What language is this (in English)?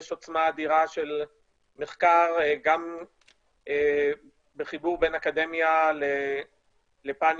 Hebrew